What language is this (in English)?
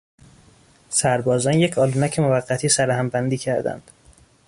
Persian